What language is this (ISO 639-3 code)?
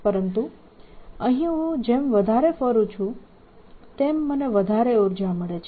guj